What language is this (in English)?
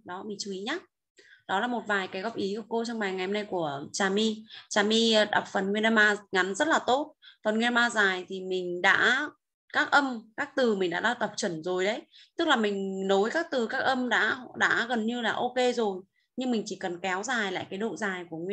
Vietnamese